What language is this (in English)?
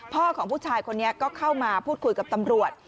Thai